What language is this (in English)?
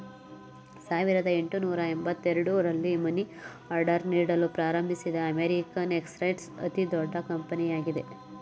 Kannada